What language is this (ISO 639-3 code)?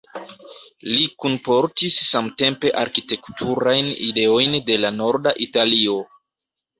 epo